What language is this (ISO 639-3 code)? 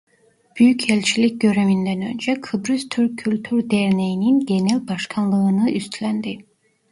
tur